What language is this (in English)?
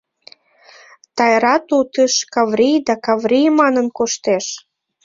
Mari